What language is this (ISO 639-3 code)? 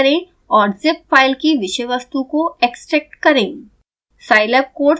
hin